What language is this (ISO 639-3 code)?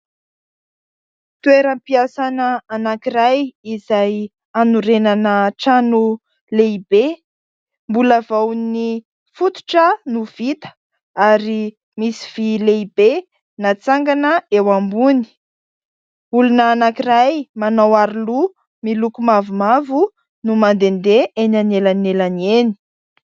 mlg